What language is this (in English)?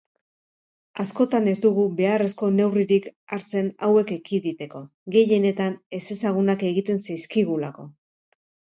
Basque